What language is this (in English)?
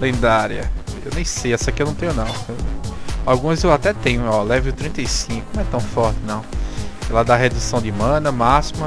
Portuguese